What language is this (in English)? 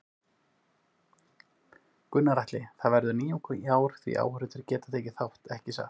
Icelandic